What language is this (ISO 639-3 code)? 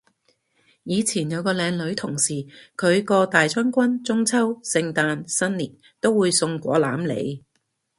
yue